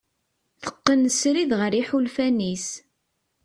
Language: Kabyle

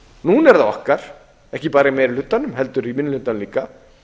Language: Icelandic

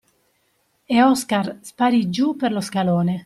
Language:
Italian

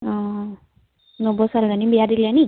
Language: Assamese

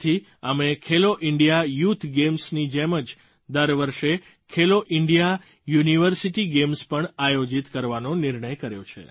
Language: Gujarati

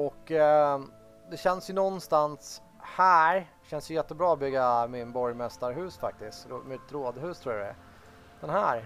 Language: Swedish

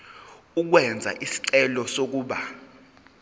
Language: Zulu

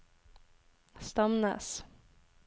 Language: Norwegian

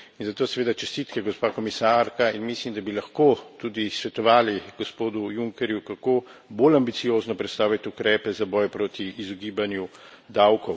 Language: Slovenian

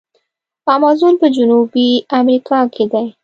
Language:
Pashto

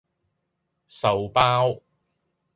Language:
Cantonese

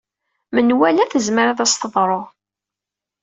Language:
Kabyle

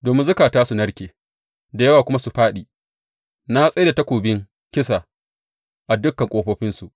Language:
Hausa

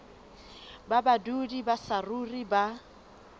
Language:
Southern Sotho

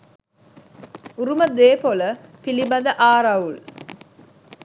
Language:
Sinhala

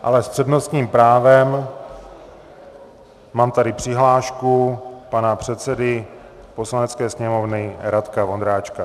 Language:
Czech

